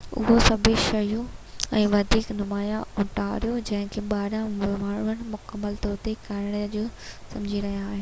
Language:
Sindhi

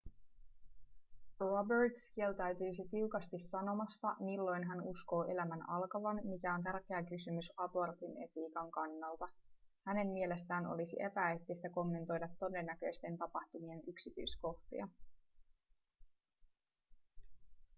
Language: Finnish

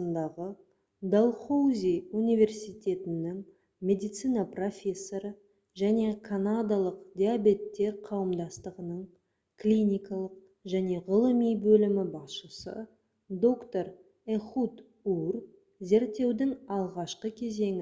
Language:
Kazakh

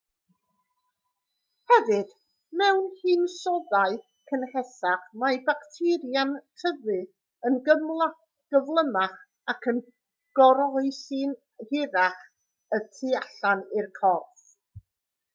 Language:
Welsh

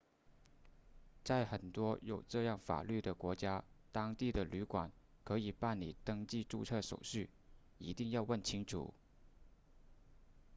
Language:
Chinese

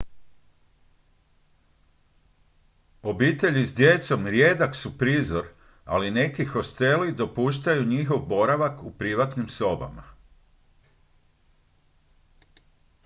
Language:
Croatian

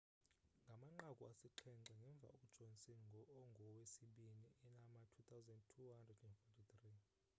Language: Xhosa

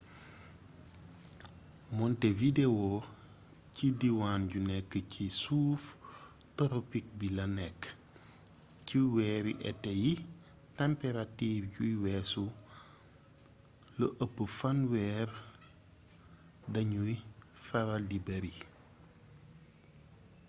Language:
Wolof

